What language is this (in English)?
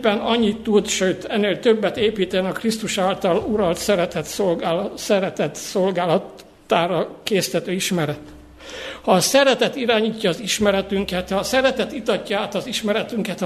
Hungarian